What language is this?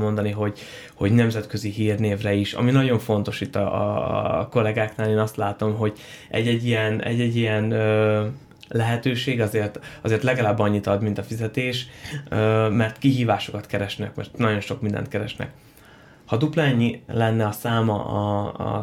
Hungarian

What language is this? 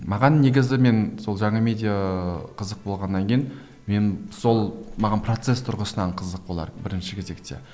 Kazakh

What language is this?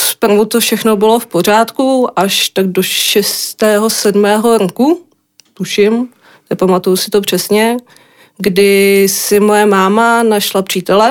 Czech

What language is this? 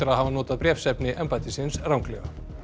Icelandic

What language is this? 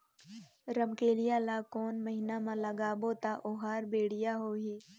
Chhattisgarhi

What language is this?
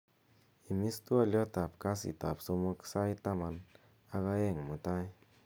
Kalenjin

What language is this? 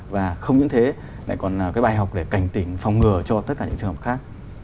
Vietnamese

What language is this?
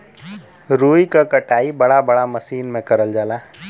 Bhojpuri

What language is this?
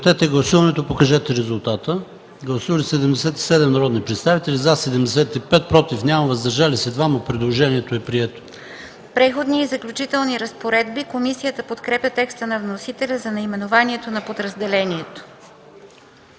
Bulgarian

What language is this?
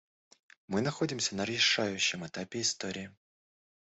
Russian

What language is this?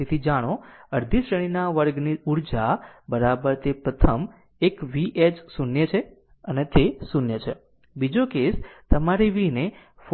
Gujarati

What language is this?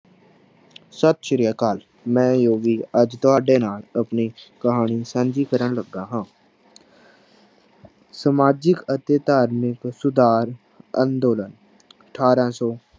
Punjabi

